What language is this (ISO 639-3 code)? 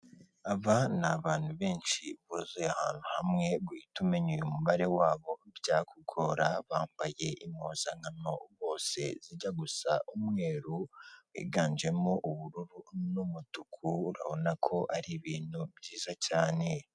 kin